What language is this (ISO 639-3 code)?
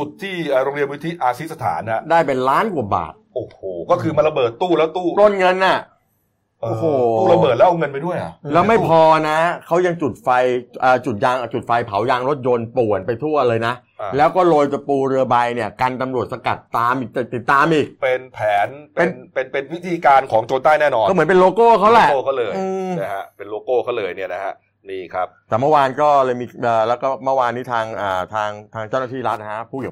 tha